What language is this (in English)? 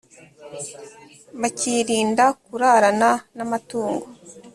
Kinyarwanda